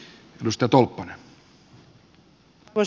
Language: Finnish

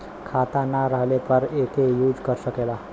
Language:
Bhojpuri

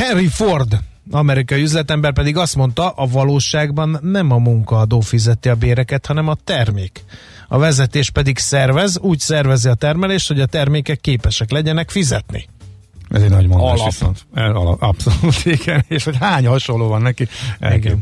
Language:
Hungarian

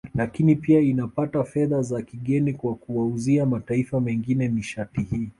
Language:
Swahili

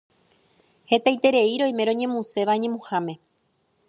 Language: Guarani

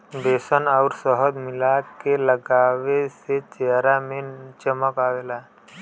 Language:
Bhojpuri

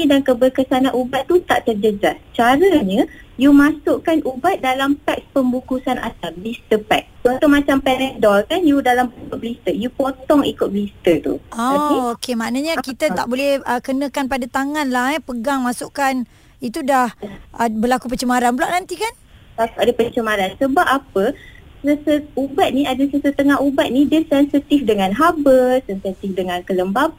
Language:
Malay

